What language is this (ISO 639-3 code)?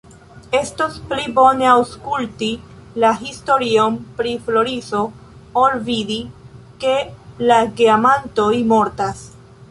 epo